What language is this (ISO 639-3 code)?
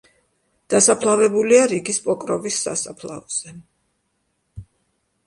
kat